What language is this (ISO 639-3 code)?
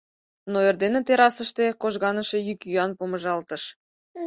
chm